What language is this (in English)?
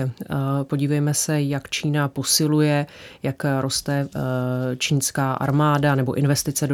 Czech